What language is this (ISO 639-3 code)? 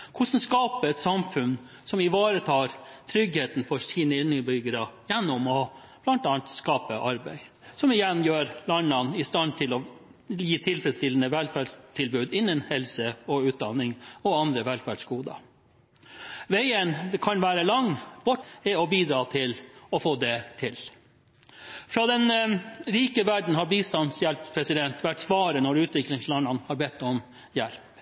nob